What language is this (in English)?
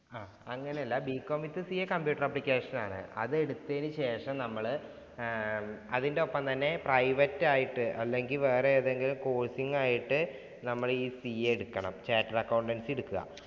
Malayalam